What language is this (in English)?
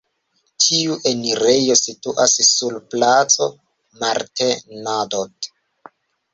Esperanto